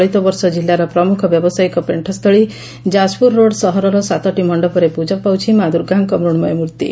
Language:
Odia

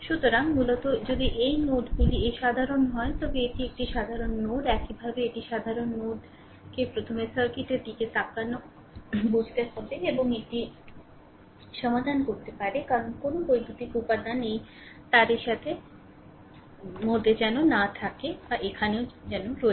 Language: Bangla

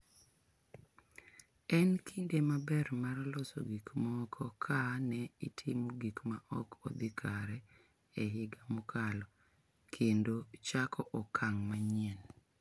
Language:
Luo (Kenya and Tanzania)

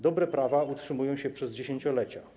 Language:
Polish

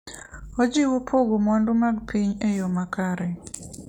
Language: Luo (Kenya and Tanzania)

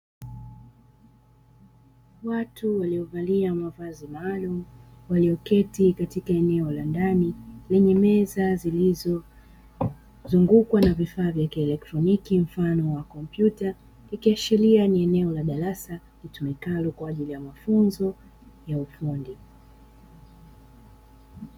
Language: Swahili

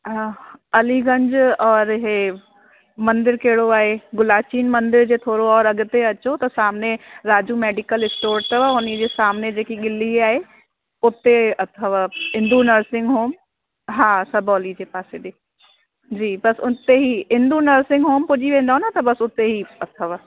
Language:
Sindhi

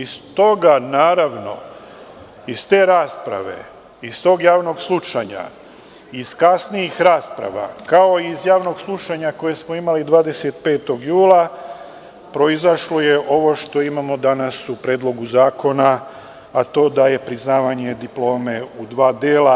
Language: Serbian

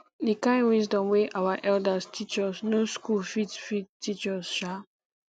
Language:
Nigerian Pidgin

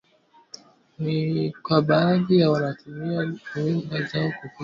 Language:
Swahili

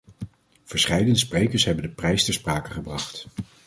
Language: Dutch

